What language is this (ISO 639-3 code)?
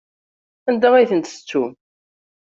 kab